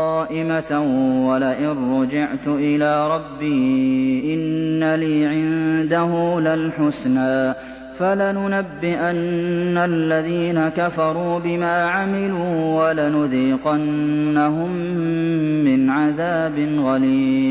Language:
Arabic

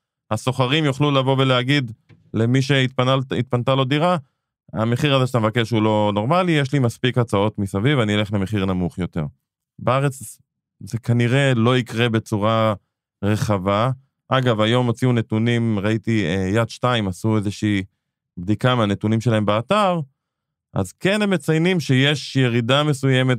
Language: Hebrew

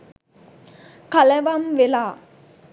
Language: Sinhala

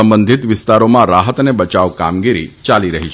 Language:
Gujarati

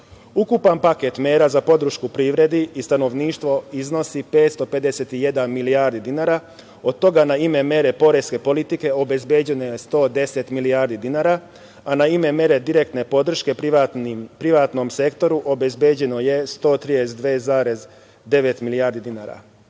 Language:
Serbian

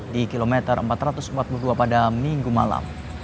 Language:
Indonesian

